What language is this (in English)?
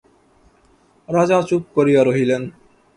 Bangla